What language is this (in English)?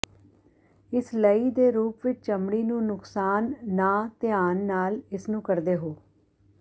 Punjabi